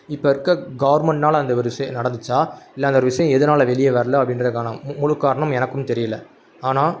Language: Tamil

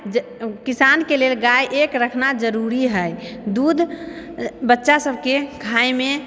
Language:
Maithili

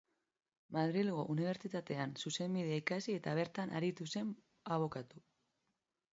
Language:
Basque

